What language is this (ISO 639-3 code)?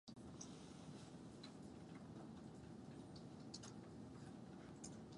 vie